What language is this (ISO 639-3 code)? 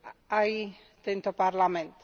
slk